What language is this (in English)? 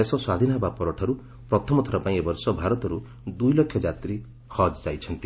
Odia